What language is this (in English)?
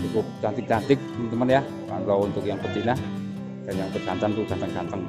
Indonesian